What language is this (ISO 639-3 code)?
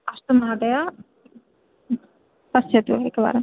san